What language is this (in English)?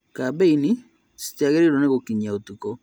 Kikuyu